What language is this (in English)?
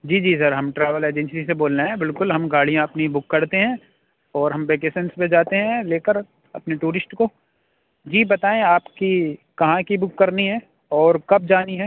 Urdu